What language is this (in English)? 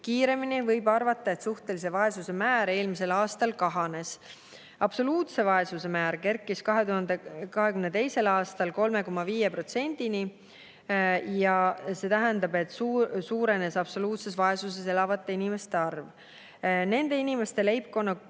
Estonian